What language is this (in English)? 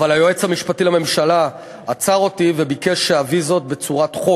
Hebrew